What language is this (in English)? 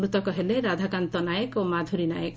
Odia